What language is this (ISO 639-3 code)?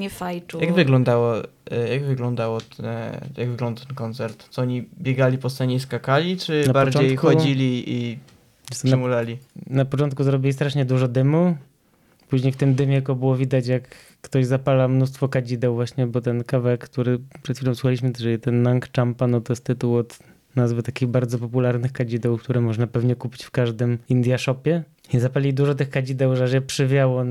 pol